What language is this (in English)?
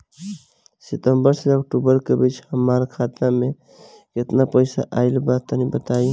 Bhojpuri